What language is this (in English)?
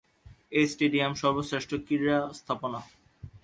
Bangla